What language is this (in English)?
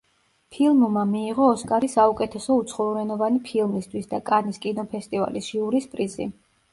Georgian